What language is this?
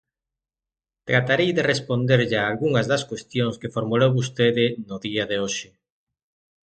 Galician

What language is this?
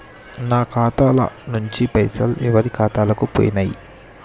Telugu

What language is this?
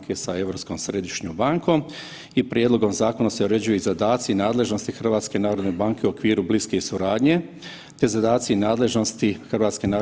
Croatian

